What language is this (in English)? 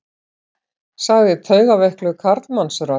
Icelandic